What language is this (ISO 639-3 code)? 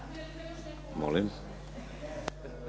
hrv